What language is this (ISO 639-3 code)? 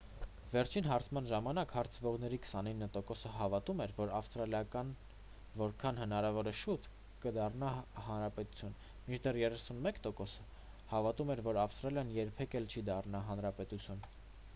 hye